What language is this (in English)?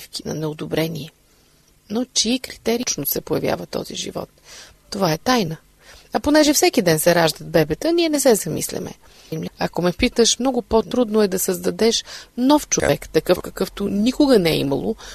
Bulgarian